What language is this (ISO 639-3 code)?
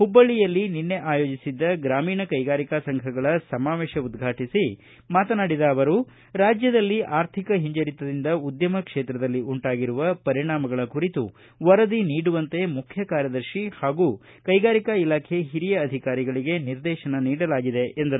kan